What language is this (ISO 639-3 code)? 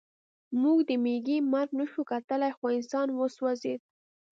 pus